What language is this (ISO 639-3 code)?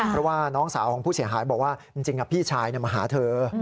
tha